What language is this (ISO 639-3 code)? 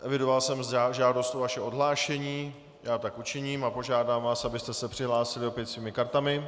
ces